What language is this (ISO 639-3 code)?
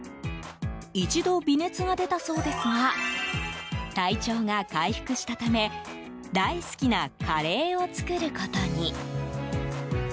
jpn